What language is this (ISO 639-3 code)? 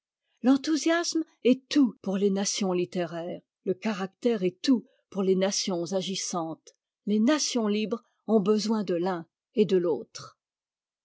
fra